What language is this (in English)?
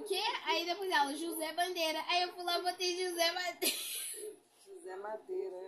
Portuguese